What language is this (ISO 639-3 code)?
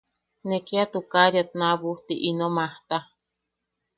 yaq